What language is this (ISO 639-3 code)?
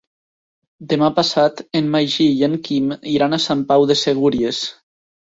cat